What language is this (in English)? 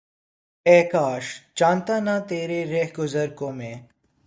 Urdu